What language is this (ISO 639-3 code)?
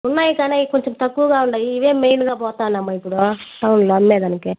tel